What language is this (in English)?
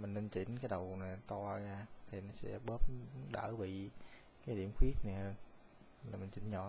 Vietnamese